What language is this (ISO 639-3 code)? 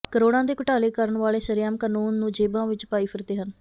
pan